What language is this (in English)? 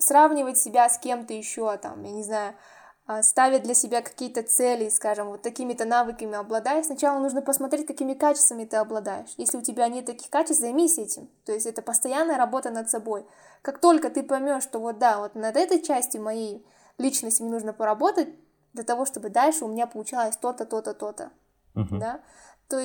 Russian